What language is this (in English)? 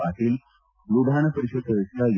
Kannada